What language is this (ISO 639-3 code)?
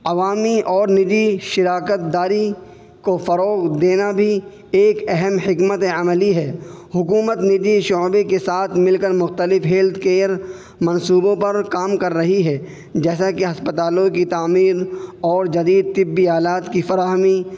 urd